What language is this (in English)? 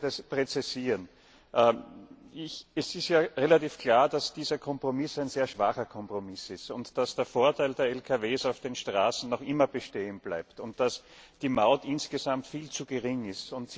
German